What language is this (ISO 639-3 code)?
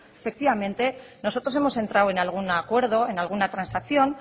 spa